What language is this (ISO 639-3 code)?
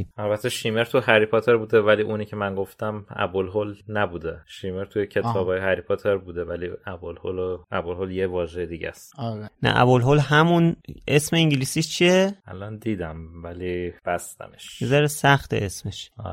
fas